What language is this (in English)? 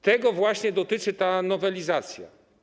Polish